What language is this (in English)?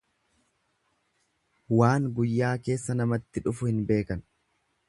Oromo